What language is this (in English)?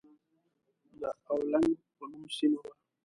Pashto